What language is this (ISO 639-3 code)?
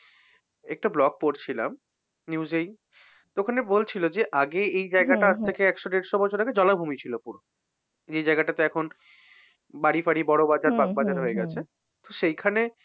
ben